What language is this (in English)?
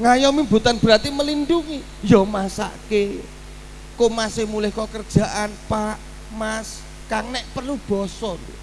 Indonesian